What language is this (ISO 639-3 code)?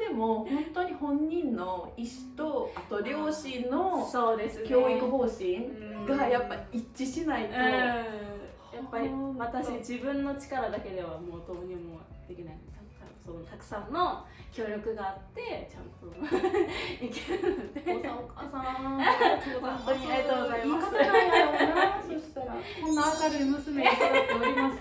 jpn